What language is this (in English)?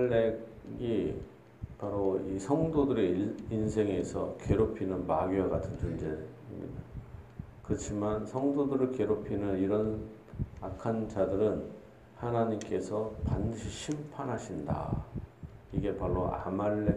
Korean